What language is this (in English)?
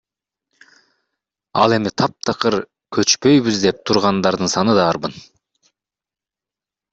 Kyrgyz